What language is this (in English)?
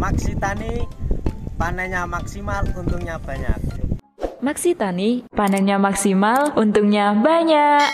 Indonesian